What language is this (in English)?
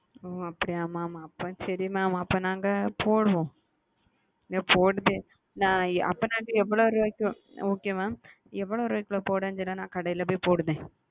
Tamil